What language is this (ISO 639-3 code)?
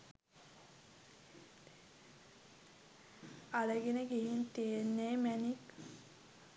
sin